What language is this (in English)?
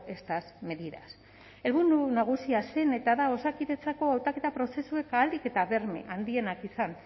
Basque